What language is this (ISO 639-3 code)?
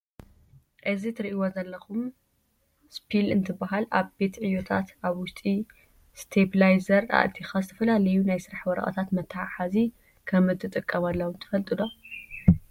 tir